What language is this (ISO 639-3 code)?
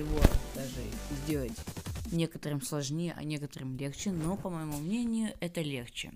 rus